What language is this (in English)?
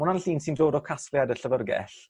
Welsh